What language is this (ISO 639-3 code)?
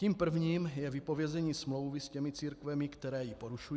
ces